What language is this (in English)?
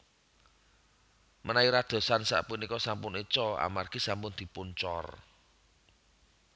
Javanese